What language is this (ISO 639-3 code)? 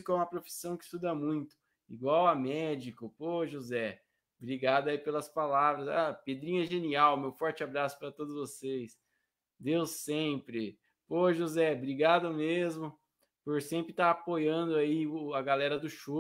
por